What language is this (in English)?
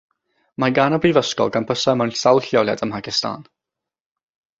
Welsh